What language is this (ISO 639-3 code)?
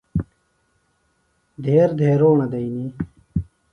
phl